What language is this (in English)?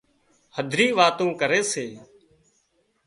Wadiyara Koli